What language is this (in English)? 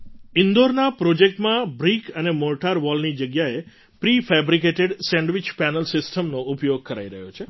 Gujarati